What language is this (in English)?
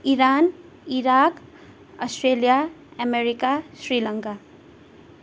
Nepali